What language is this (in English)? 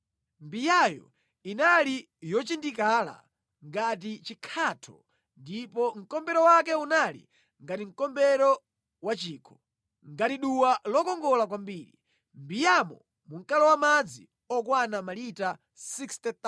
Nyanja